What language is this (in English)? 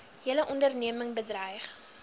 Afrikaans